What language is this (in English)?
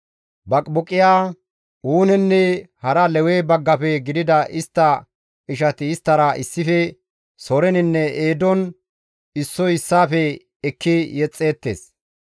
Gamo